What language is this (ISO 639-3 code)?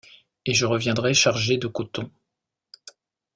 fra